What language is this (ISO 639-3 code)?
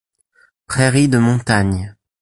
fra